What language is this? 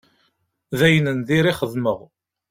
Kabyle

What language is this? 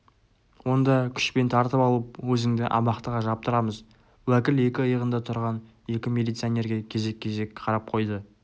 Kazakh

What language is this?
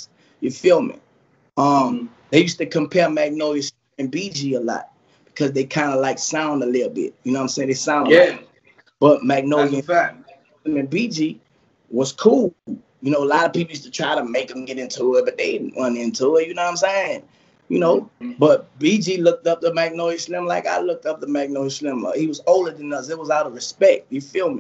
English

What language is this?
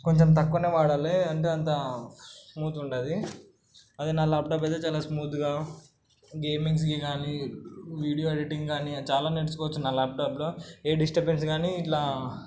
Telugu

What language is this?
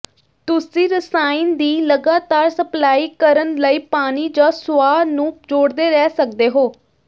Punjabi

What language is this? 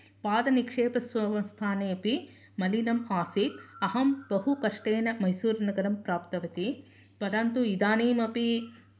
Sanskrit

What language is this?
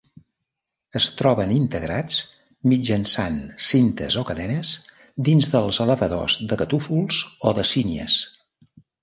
Catalan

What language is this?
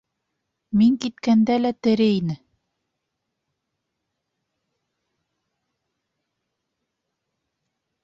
Bashkir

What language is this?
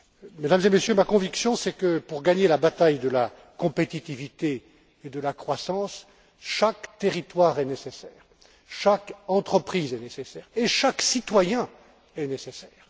French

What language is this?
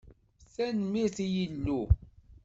Kabyle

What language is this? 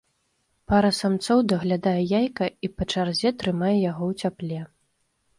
Belarusian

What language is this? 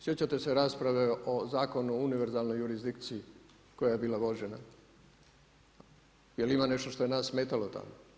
Croatian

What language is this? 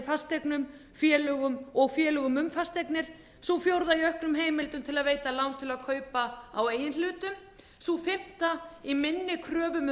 Icelandic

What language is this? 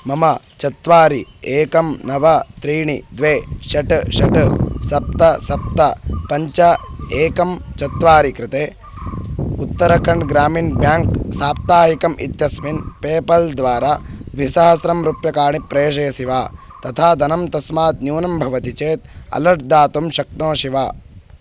Sanskrit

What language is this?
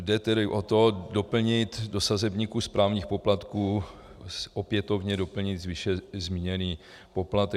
Czech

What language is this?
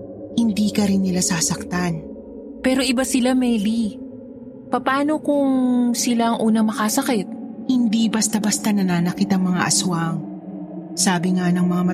Filipino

